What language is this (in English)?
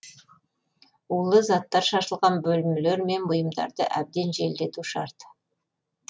Kazakh